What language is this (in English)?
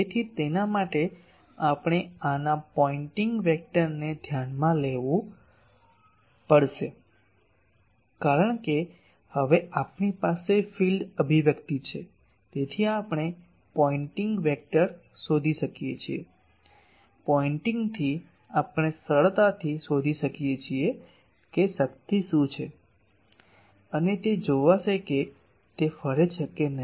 Gujarati